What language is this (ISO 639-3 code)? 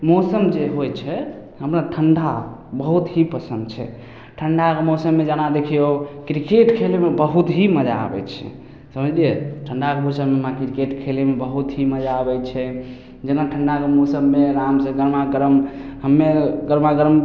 mai